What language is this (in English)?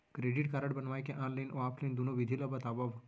Chhattisgarhi